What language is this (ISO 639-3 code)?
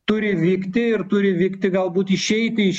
lit